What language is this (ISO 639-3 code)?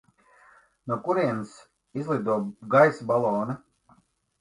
lav